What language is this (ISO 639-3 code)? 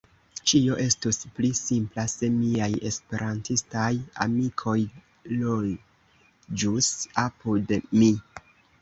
epo